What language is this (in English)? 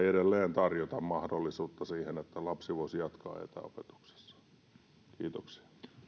Finnish